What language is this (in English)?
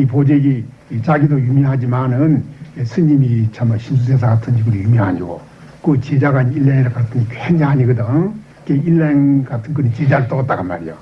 Korean